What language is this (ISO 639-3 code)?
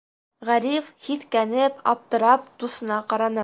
bak